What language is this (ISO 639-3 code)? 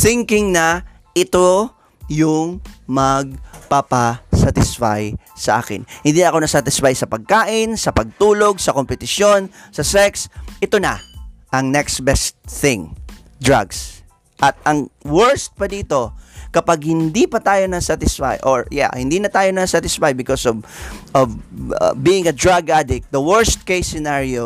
fil